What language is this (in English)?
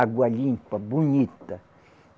Portuguese